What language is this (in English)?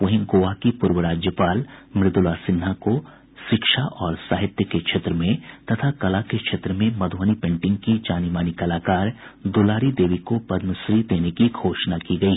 Hindi